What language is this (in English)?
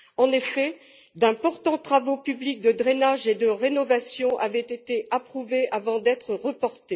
French